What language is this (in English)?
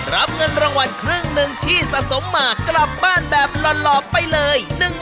Thai